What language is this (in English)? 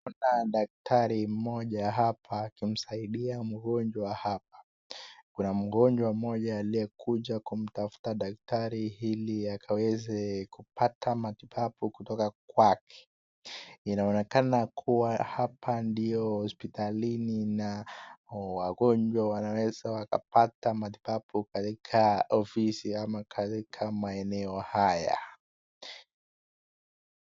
Swahili